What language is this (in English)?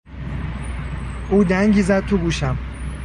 Persian